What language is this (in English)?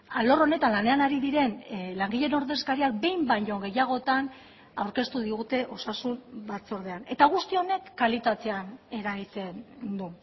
Basque